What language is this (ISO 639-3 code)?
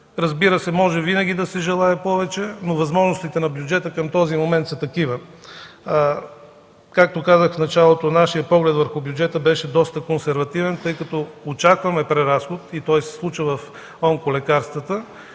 bul